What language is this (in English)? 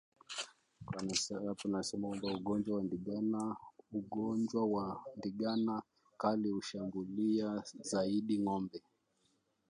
Swahili